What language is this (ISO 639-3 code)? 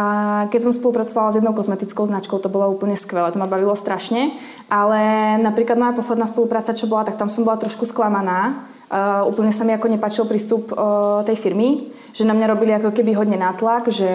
ces